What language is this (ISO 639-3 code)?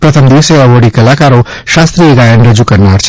guj